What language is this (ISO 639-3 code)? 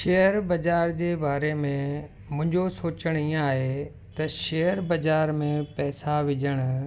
snd